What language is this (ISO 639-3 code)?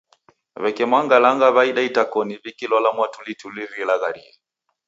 dav